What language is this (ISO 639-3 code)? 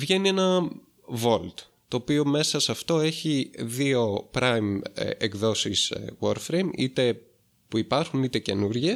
ell